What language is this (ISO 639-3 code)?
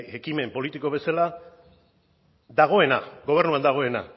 eus